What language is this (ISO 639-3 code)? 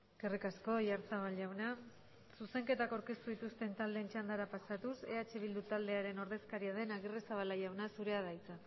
eus